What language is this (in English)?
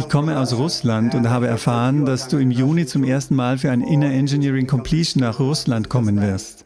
German